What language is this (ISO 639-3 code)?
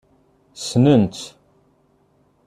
kab